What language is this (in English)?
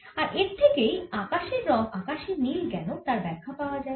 Bangla